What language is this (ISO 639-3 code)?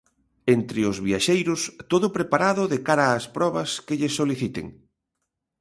glg